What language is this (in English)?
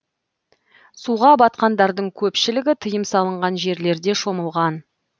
Kazakh